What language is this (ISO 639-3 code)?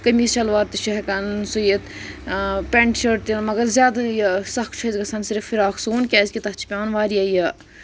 kas